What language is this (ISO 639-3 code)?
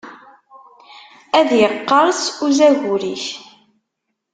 kab